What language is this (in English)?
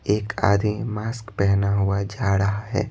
Hindi